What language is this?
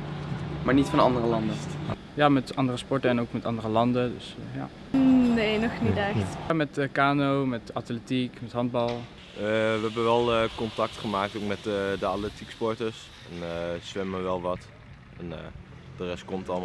Dutch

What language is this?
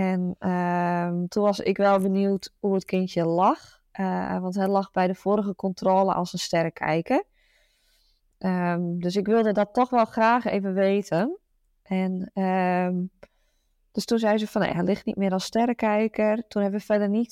Dutch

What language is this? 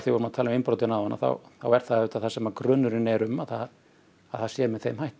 Icelandic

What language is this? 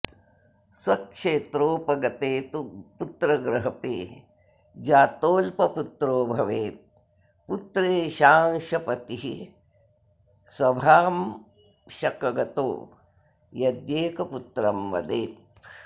Sanskrit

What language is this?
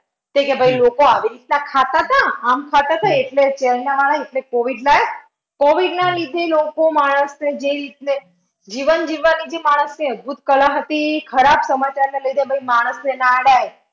Gujarati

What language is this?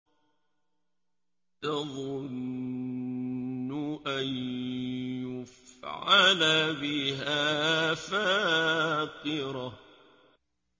Arabic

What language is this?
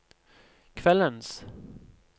Norwegian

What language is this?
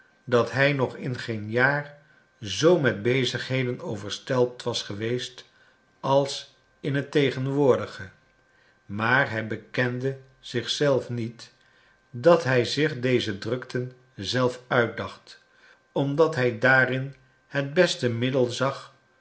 Dutch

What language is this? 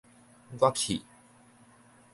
Min Nan Chinese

